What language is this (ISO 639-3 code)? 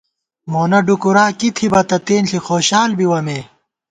gwt